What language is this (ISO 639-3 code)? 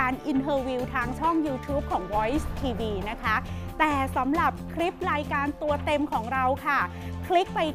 tha